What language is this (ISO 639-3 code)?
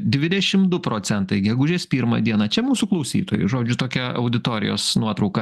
lit